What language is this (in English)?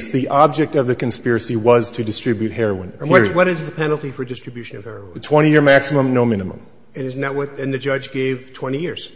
English